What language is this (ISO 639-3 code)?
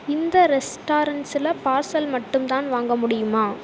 tam